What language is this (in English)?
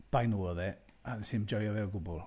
Welsh